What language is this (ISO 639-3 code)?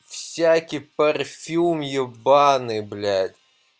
rus